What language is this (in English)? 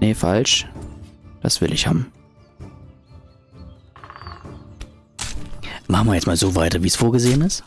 German